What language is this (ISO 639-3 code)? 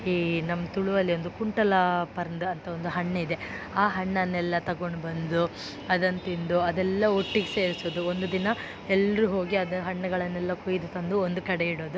kan